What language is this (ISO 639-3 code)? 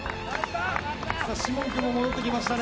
jpn